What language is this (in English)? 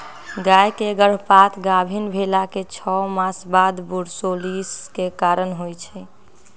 Magahi